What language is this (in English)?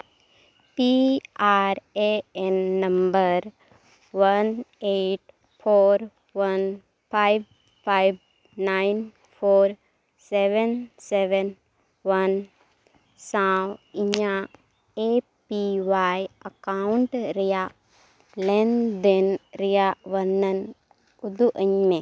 Santali